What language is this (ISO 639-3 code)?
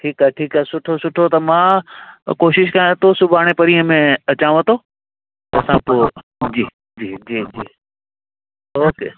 snd